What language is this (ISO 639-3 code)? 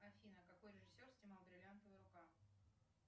rus